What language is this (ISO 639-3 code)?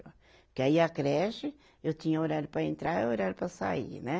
por